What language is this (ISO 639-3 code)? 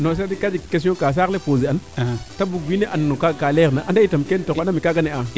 srr